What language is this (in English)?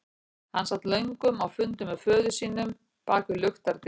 Icelandic